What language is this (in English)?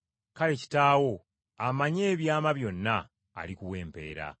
Ganda